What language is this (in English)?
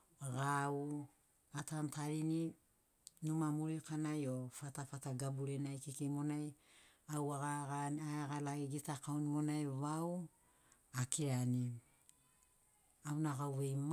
Sinaugoro